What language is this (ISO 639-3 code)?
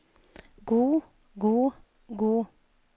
nor